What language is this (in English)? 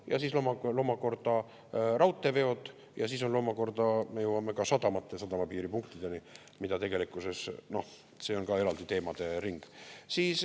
Estonian